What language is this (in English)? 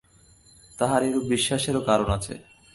Bangla